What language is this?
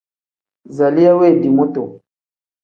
Tem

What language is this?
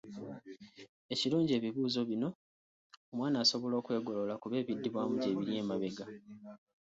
Ganda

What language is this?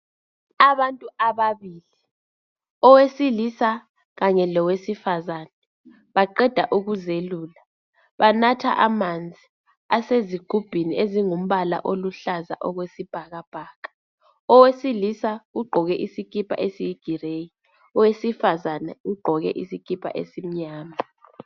North Ndebele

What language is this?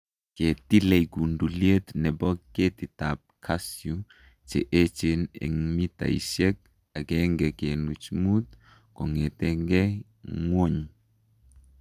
Kalenjin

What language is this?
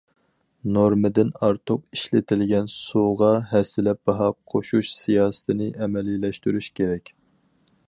Uyghur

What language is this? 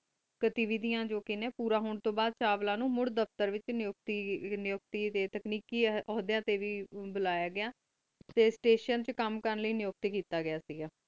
Punjabi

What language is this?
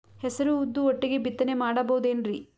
Kannada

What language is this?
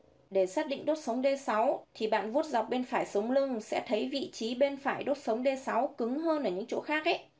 Vietnamese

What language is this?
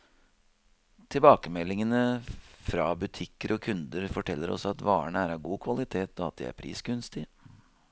Norwegian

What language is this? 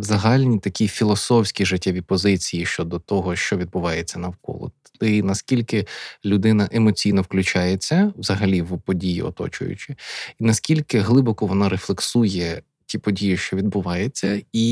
Ukrainian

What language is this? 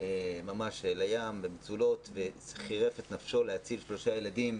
Hebrew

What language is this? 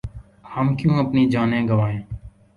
Urdu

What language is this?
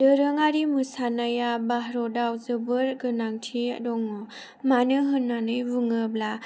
Bodo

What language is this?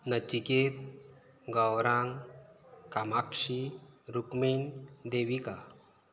Konkani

